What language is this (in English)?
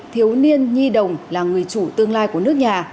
Vietnamese